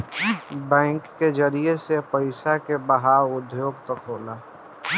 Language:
Bhojpuri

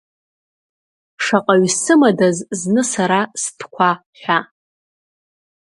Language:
Abkhazian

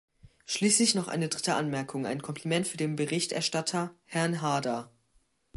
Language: German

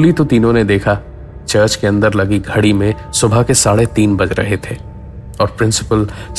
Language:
Hindi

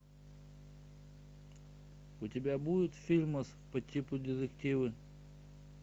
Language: Russian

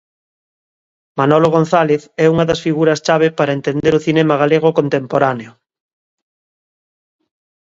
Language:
Galician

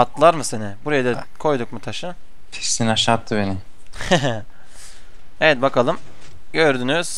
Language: Turkish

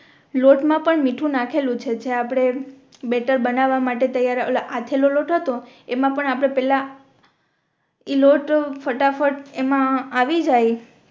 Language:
Gujarati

